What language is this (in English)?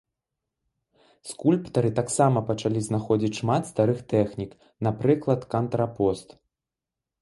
Belarusian